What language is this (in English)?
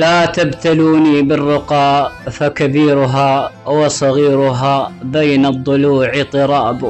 Arabic